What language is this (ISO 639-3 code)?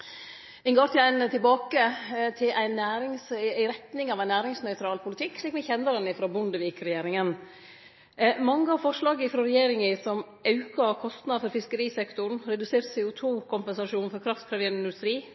nno